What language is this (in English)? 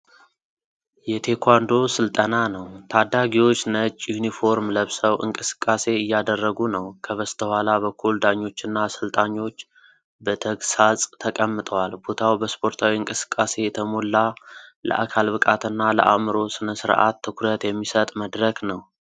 Amharic